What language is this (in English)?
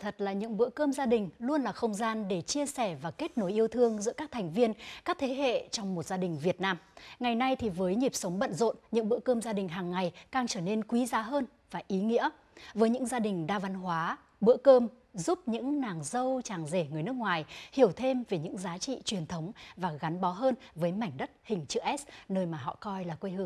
Vietnamese